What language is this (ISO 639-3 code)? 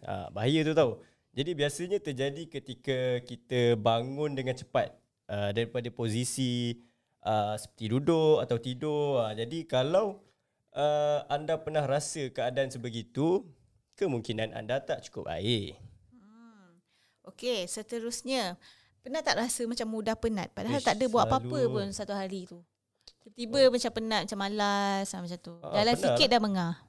msa